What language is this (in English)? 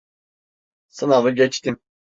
Turkish